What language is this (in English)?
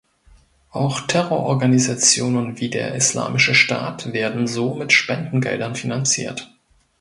German